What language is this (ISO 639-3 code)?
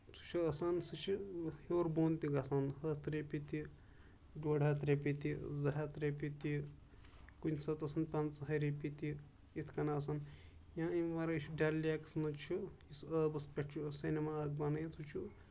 kas